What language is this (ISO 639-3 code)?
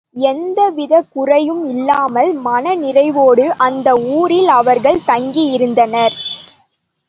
tam